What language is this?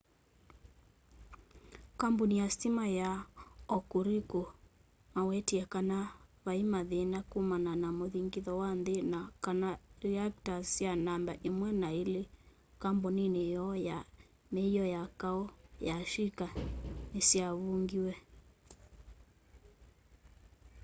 Kamba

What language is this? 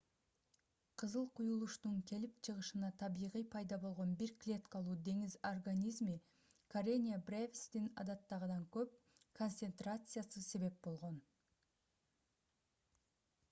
Kyrgyz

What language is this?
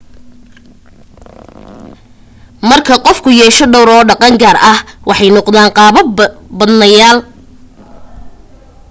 Somali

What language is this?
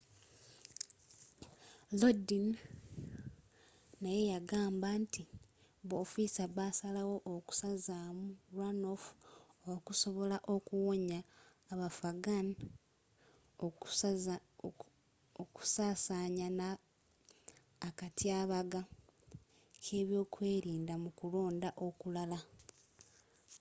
Ganda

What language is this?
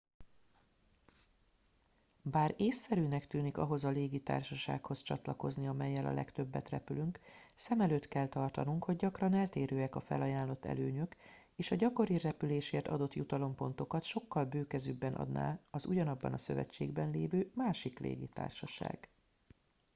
Hungarian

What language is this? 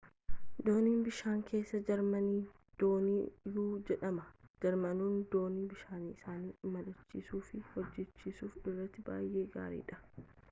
Oromo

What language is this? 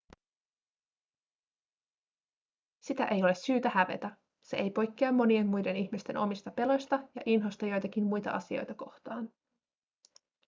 Finnish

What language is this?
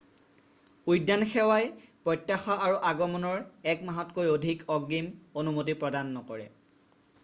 Assamese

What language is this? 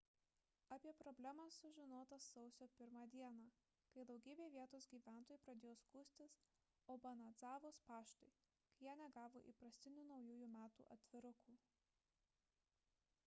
Lithuanian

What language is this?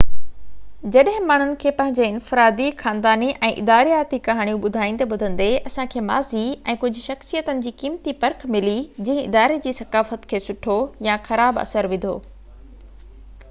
Sindhi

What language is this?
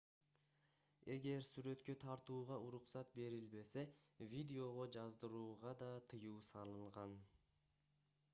Kyrgyz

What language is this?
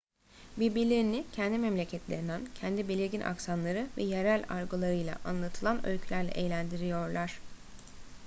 Turkish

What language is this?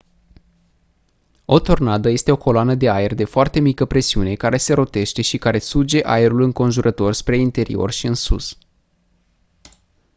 Romanian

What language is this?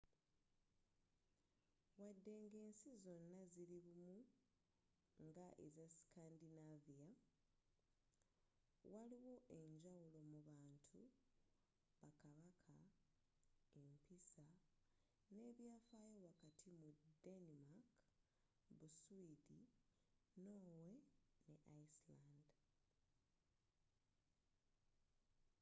Ganda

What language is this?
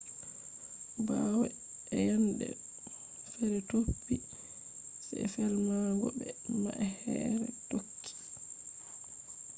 Fula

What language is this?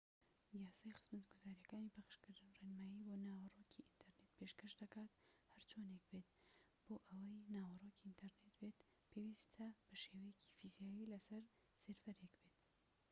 Central Kurdish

